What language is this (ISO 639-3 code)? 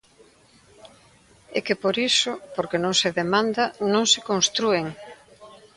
glg